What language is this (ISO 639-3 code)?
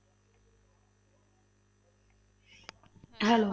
pan